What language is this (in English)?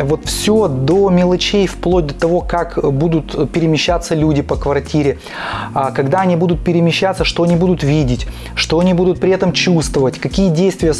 Russian